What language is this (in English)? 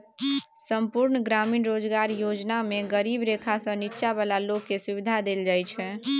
Maithili